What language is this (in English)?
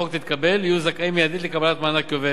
Hebrew